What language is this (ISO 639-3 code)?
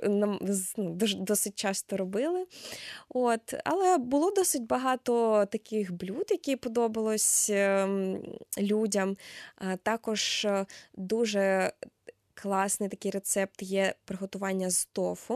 ukr